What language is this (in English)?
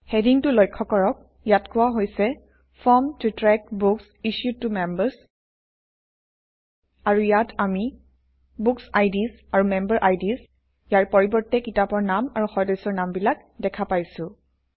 Assamese